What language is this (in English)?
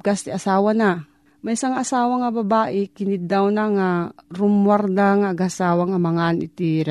Filipino